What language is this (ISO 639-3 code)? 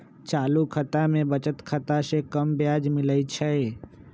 mag